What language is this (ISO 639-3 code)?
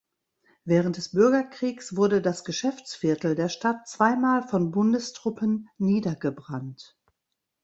deu